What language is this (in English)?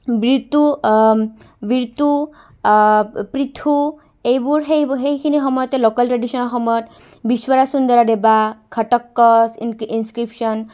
Assamese